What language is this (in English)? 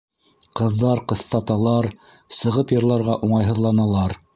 Bashkir